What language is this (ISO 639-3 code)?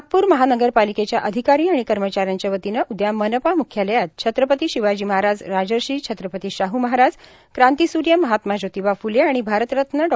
mar